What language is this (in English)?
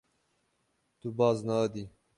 Kurdish